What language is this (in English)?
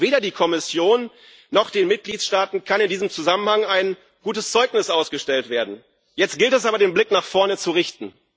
German